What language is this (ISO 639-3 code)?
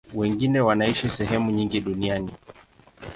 swa